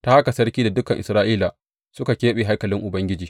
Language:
Hausa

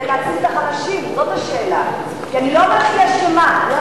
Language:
Hebrew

